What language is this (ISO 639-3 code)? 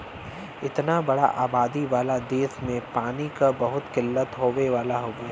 bho